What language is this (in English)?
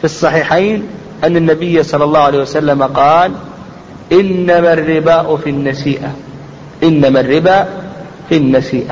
Arabic